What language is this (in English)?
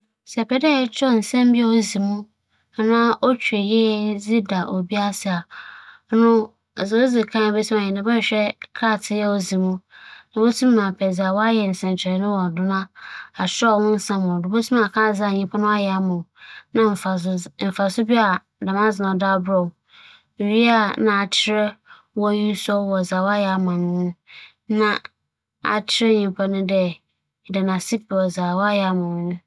Akan